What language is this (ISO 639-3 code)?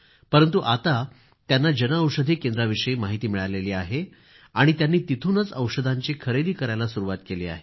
mar